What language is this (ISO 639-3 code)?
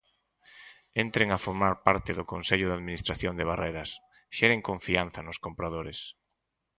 glg